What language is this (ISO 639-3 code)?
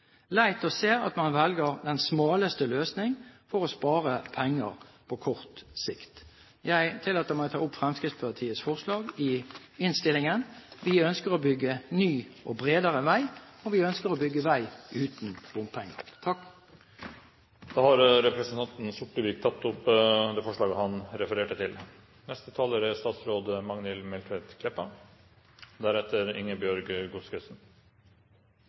nob